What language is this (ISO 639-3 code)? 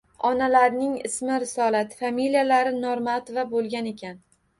uzb